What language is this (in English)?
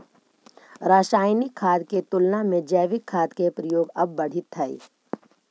Magahi